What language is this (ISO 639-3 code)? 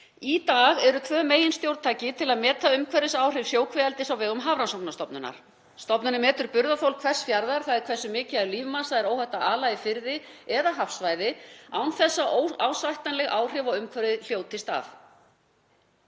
isl